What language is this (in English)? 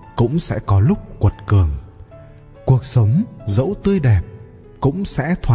Vietnamese